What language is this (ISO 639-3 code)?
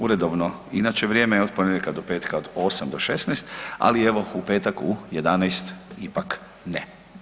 hrv